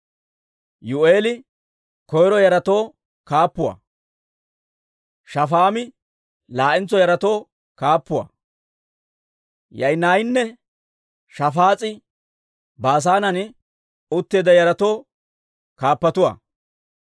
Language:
Dawro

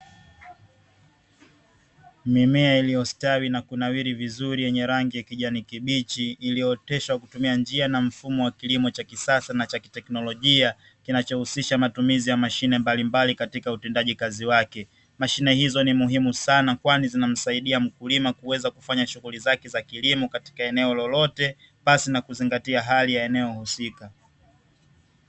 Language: Swahili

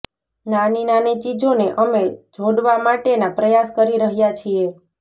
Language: Gujarati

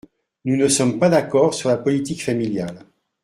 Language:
French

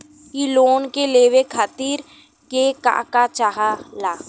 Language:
Bhojpuri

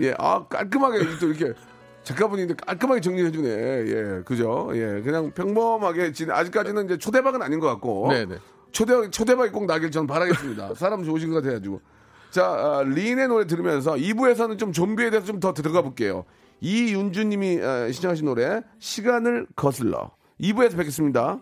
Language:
Korean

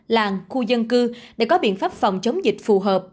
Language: Vietnamese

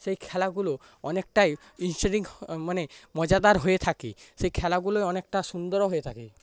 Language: Bangla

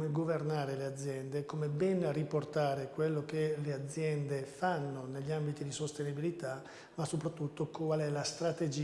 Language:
Italian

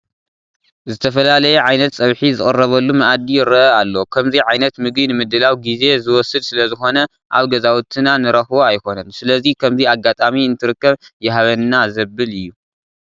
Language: Tigrinya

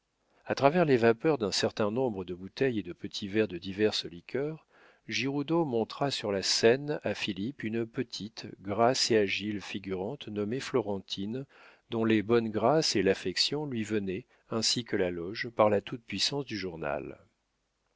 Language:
French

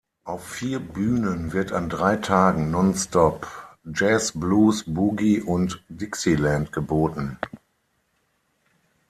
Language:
German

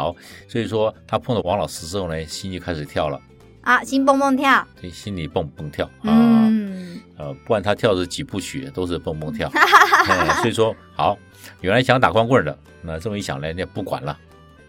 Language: Chinese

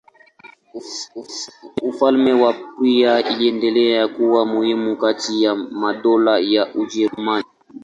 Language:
Swahili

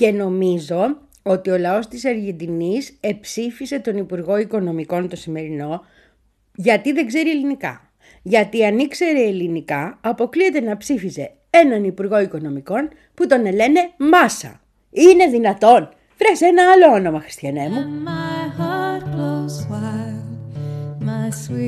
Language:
Greek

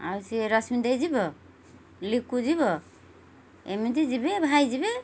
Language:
Odia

